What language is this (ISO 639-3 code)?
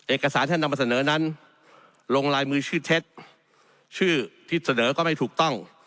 tha